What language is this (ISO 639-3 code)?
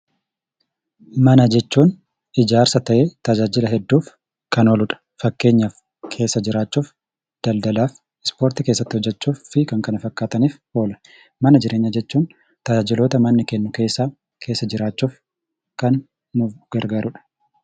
orm